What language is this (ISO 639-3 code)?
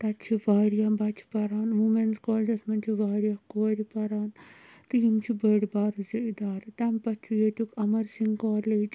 kas